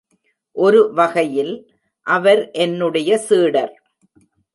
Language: Tamil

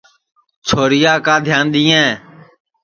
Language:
Sansi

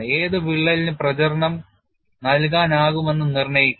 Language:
Malayalam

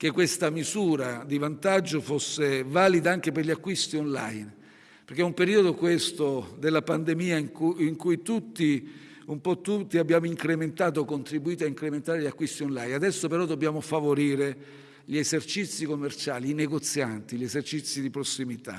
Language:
Italian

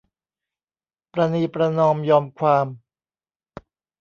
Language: Thai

